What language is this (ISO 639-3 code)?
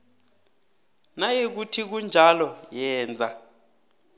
nbl